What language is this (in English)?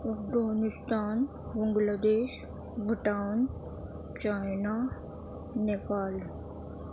Urdu